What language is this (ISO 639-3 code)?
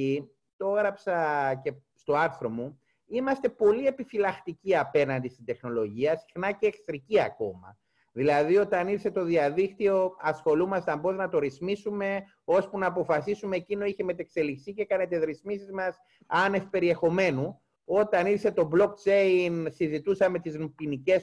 ell